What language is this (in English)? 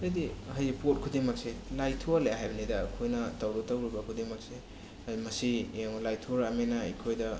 Manipuri